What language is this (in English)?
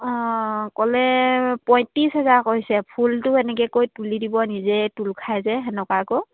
Assamese